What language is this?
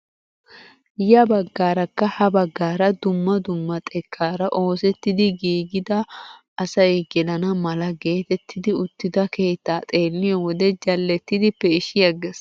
Wolaytta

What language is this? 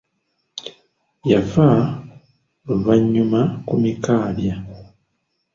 Ganda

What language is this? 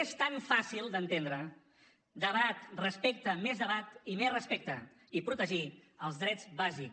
Catalan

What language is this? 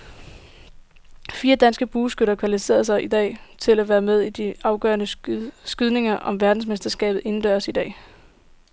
Danish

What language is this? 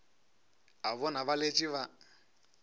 Northern Sotho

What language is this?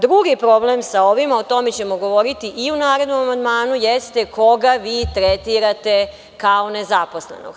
Serbian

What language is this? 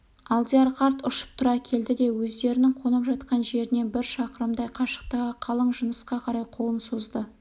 Kazakh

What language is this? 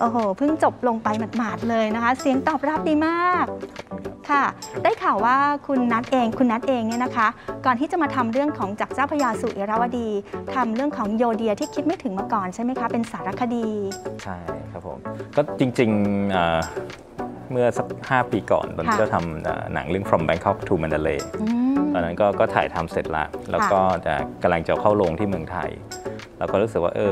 Thai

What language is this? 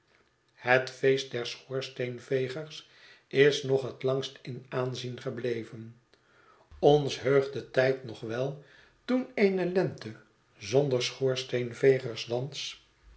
Dutch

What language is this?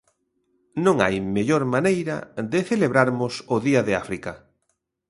Galician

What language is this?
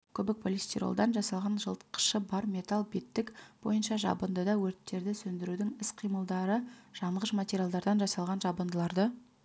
Kazakh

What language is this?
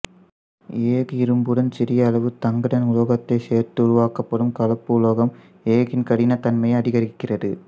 Tamil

